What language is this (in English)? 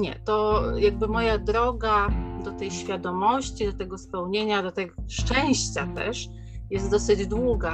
Polish